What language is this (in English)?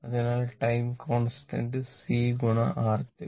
Malayalam